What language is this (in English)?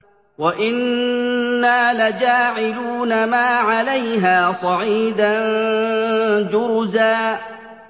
Arabic